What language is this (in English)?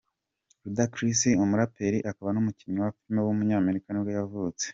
Kinyarwanda